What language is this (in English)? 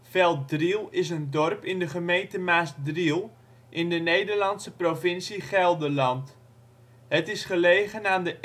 Dutch